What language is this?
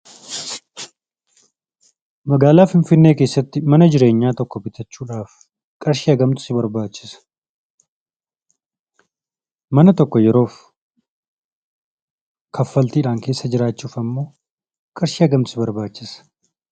Oromo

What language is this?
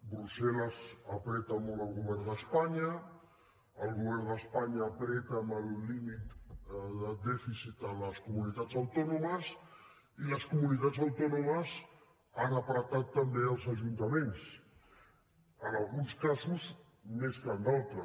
Catalan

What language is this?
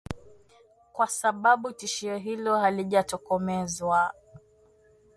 Swahili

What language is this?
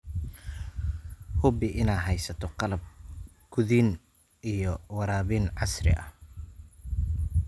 Somali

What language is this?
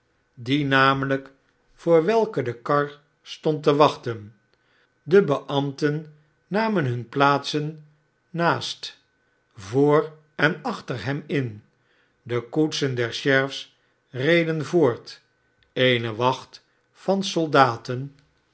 Dutch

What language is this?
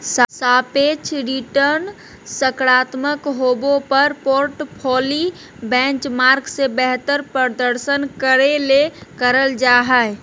Magahi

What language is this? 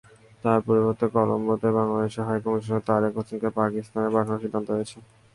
Bangla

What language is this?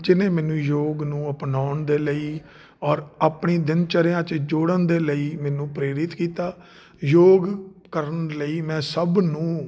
Punjabi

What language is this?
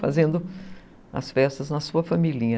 Portuguese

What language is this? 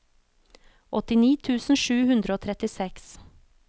Norwegian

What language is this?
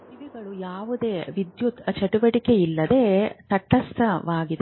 Kannada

